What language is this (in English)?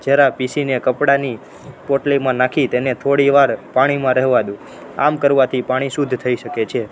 Gujarati